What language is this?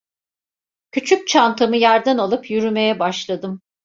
Turkish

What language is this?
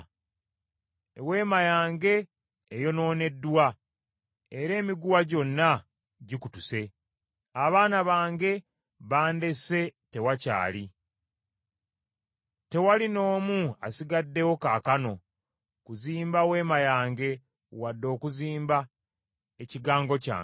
Ganda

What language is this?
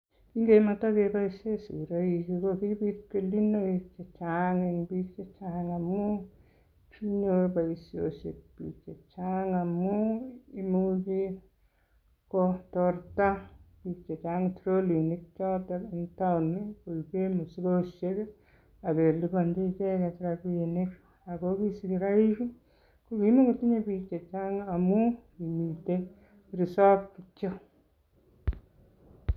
Kalenjin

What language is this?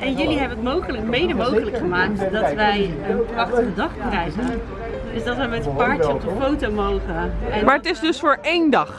Dutch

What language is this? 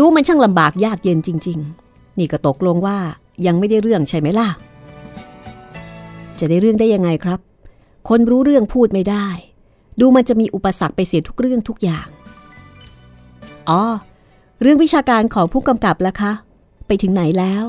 Thai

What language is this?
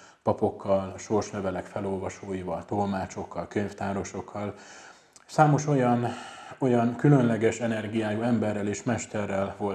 Hungarian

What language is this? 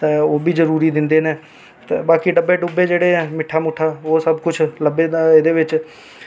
Dogri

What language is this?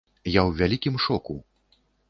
Belarusian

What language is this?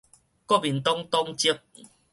Min Nan Chinese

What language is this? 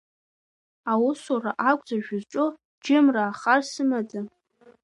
Abkhazian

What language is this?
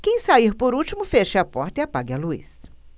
Portuguese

